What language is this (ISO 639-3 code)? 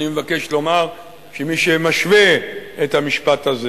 heb